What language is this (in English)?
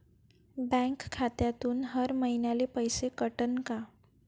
Marathi